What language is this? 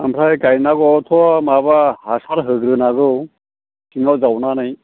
Bodo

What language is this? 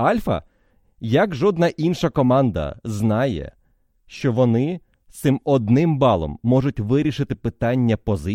Ukrainian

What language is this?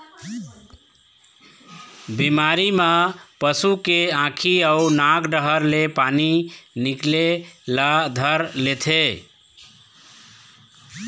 Chhattisgarhi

